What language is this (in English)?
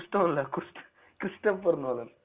Tamil